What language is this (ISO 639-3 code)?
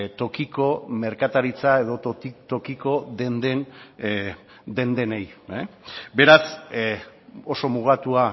eus